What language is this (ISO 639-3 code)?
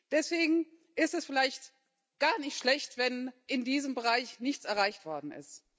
deu